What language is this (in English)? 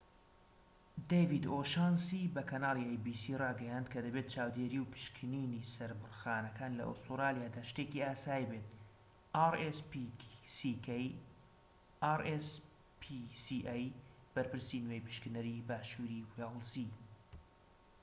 Central Kurdish